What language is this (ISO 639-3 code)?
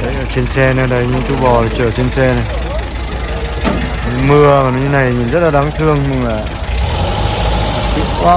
vie